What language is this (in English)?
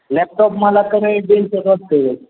Marathi